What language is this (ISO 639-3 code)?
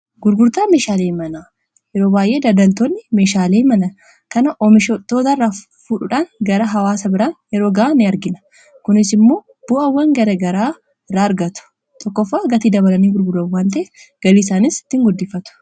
orm